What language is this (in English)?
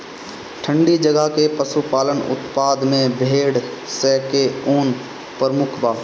Bhojpuri